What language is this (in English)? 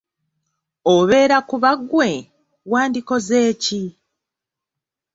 Ganda